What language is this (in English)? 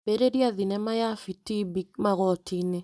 Kikuyu